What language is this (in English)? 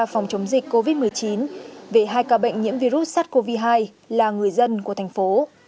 Vietnamese